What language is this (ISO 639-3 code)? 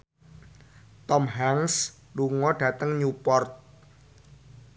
jav